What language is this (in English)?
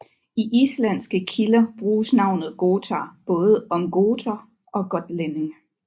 Danish